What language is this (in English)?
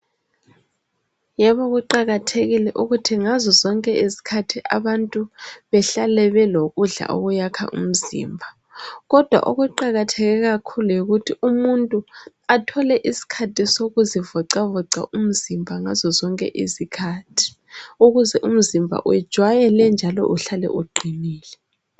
North Ndebele